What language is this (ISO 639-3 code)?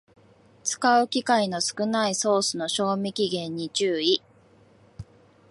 jpn